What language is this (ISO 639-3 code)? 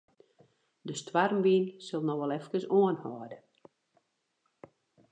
fry